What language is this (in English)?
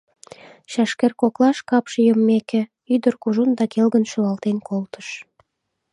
Mari